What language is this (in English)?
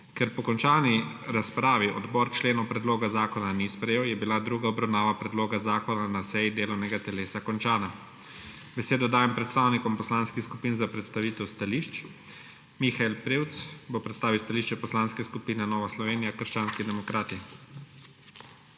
Slovenian